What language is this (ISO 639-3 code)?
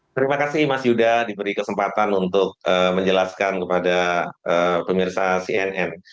ind